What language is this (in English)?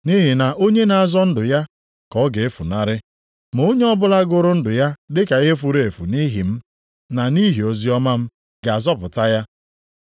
Igbo